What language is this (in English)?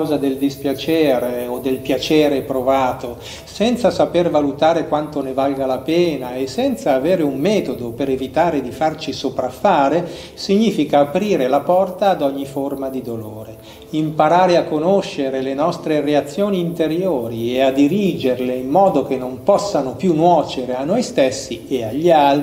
Italian